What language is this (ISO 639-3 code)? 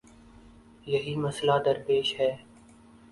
urd